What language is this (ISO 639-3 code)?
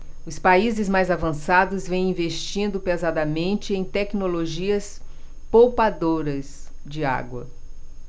por